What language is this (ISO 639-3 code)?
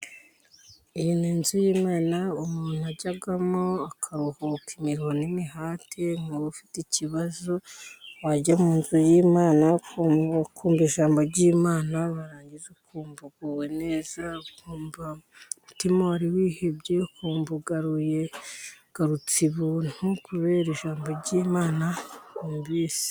kin